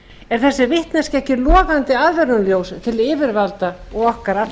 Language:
Icelandic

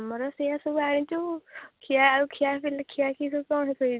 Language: Odia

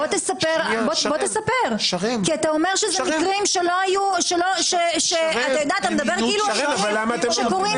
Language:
Hebrew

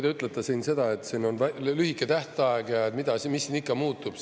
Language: Estonian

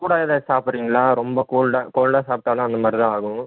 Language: Tamil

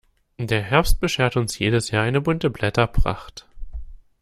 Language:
German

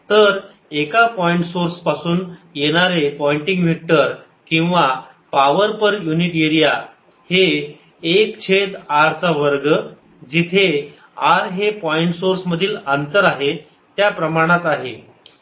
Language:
Marathi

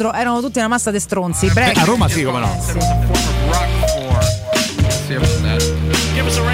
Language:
Italian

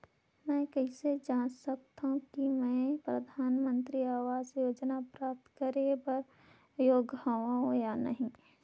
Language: Chhattisgarhi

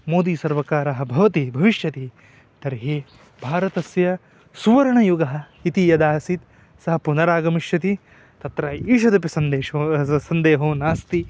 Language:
Sanskrit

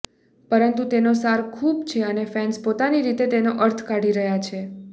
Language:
Gujarati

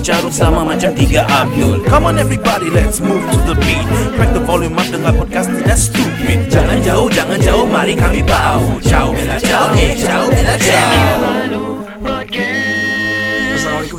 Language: Malay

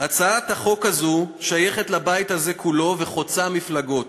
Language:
Hebrew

